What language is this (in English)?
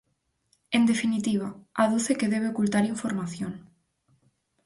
Galician